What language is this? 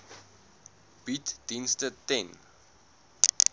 Afrikaans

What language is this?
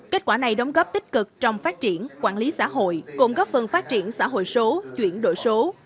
Vietnamese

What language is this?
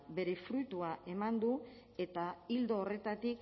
Basque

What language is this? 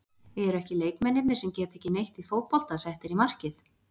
Icelandic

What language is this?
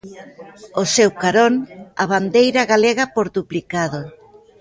Galician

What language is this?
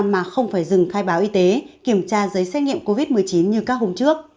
Vietnamese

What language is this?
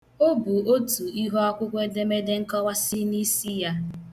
Igbo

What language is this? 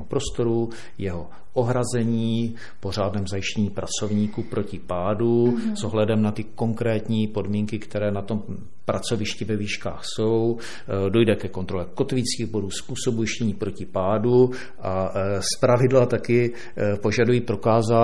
Czech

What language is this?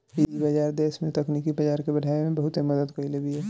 Bhojpuri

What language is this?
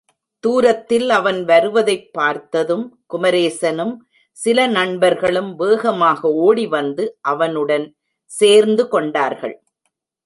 Tamil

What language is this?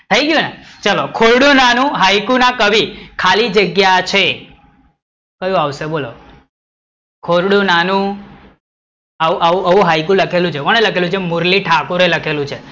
Gujarati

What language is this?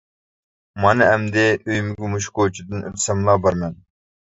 Uyghur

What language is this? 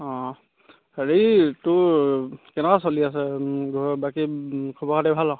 Assamese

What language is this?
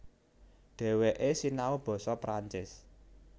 Javanese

